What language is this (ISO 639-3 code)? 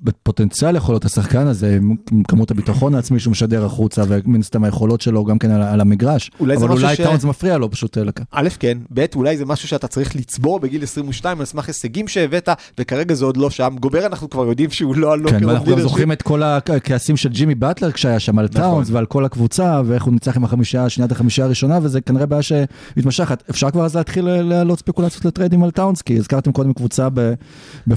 heb